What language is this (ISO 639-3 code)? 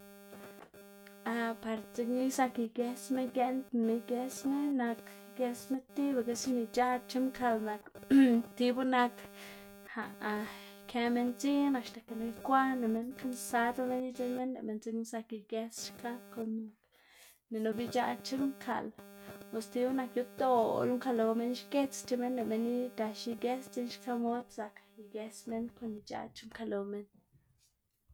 ztg